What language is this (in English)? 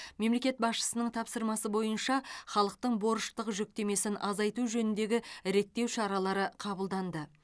Kazakh